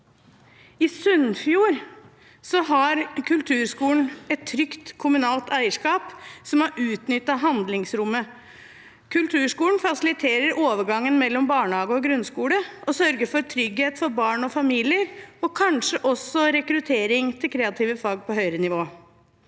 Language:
Norwegian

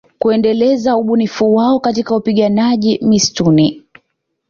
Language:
Swahili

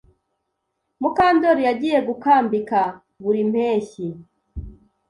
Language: Kinyarwanda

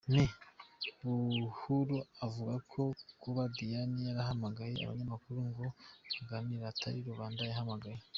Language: Kinyarwanda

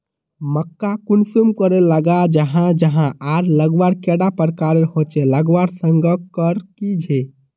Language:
Magahi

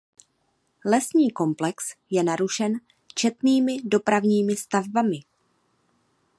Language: Czech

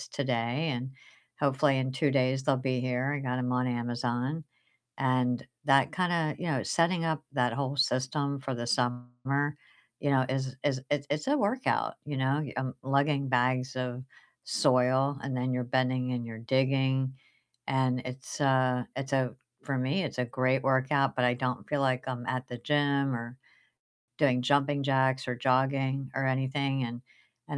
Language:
English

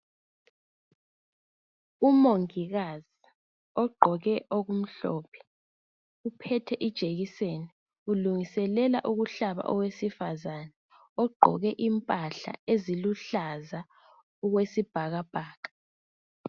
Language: North Ndebele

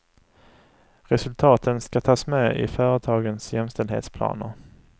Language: Swedish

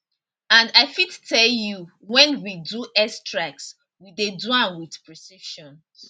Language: Nigerian Pidgin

